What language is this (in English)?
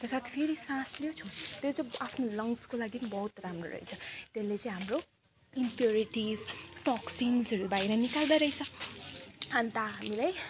Nepali